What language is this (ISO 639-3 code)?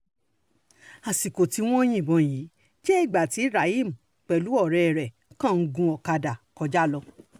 yor